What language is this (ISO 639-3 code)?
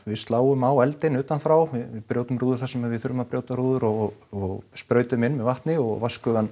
isl